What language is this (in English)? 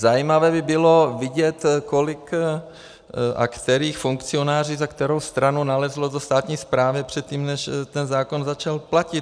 Czech